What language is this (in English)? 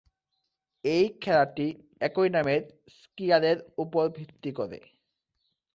Bangla